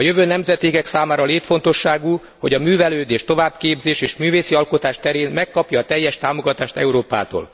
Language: Hungarian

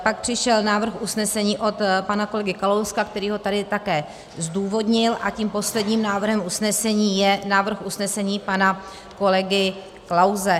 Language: Czech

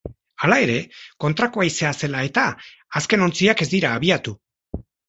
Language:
Basque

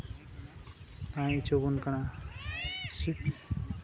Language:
Santali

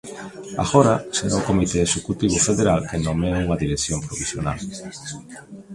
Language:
Galician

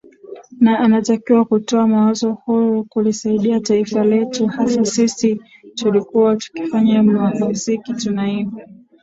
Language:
Swahili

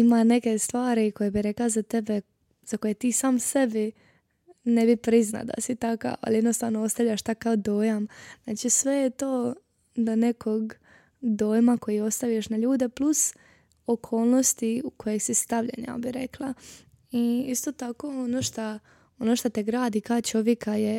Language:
Croatian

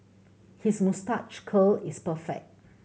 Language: English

